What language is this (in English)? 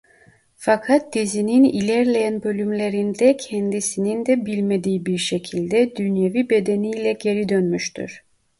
Turkish